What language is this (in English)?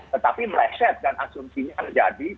Indonesian